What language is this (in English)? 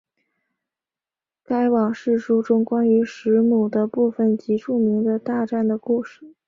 Chinese